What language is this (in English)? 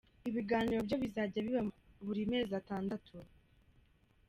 Kinyarwanda